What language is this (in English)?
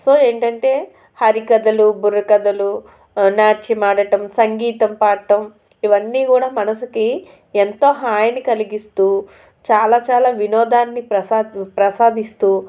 Telugu